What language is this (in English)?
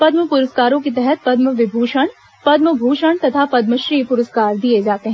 Hindi